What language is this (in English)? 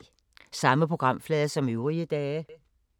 Danish